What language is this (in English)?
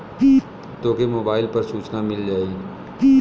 Bhojpuri